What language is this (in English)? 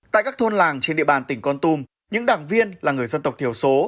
Vietnamese